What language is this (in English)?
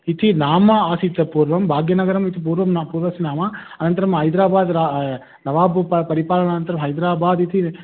Sanskrit